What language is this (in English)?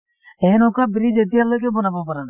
Assamese